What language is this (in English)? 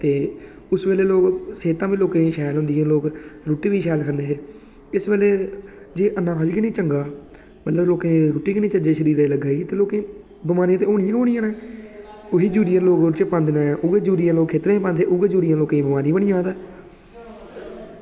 Dogri